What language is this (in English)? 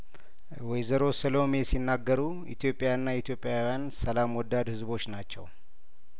Amharic